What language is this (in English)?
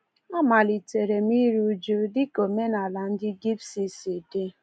Igbo